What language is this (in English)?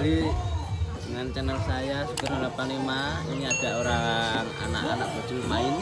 Indonesian